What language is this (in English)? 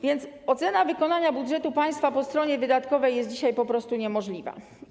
Polish